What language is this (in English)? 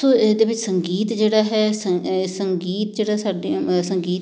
Punjabi